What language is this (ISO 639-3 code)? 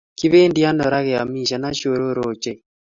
kln